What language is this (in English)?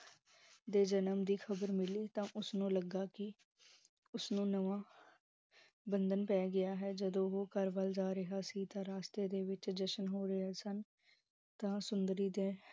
Punjabi